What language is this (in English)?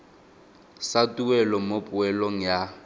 Tswana